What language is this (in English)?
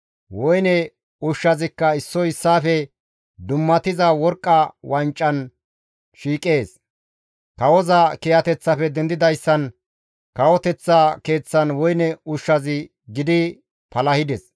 Gamo